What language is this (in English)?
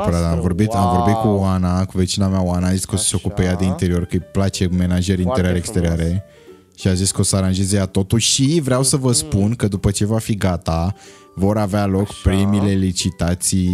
Romanian